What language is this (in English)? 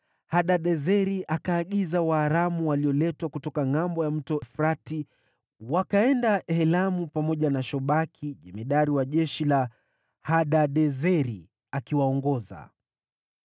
Swahili